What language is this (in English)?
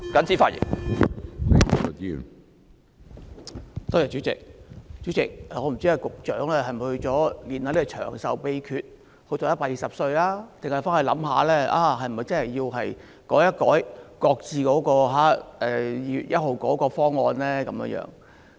Cantonese